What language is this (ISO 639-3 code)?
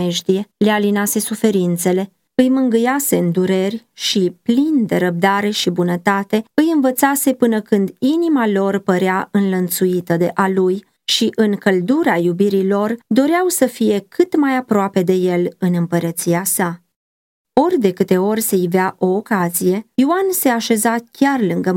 ron